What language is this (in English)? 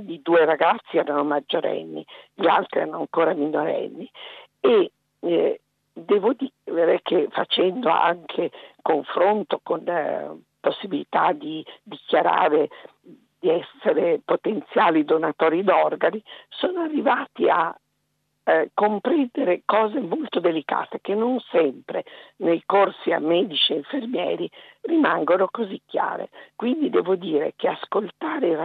Italian